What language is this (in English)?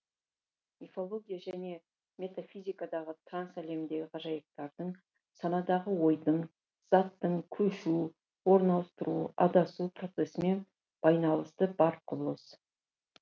Kazakh